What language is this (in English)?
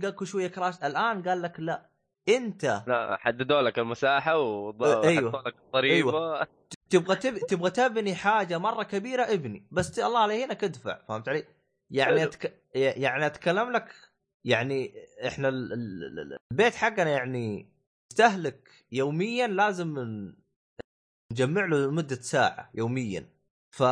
Arabic